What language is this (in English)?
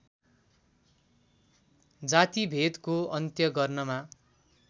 Nepali